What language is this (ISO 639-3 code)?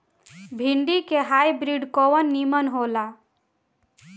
bho